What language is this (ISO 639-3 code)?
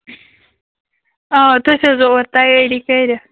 kas